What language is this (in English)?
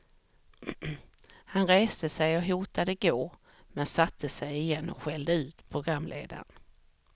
Swedish